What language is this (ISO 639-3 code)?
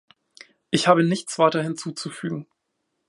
deu